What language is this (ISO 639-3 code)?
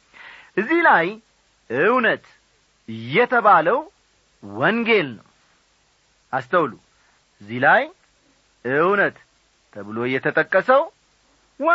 amh